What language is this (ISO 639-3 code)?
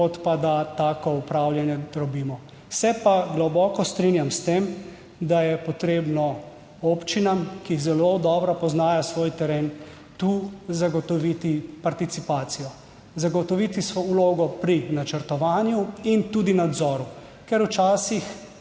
slv